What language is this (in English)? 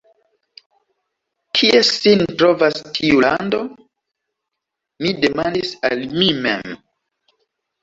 Esperanto